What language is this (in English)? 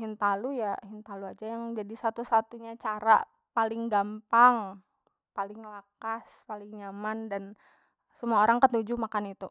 Banjar